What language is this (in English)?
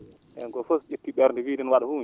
Fula